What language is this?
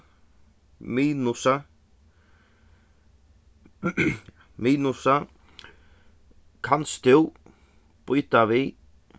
Faroese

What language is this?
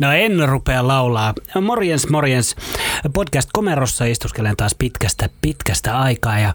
Finnish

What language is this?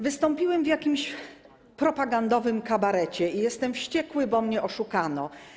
Polish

